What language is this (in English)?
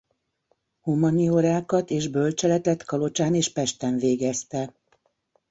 Hungarian